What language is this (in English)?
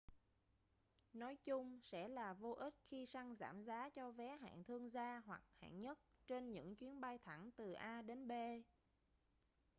Vietnamese